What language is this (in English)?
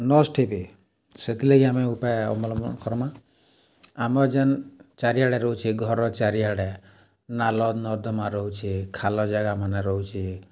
Odia